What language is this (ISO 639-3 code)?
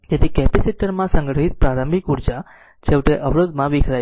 guj